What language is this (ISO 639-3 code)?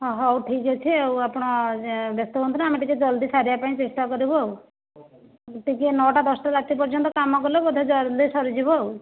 ori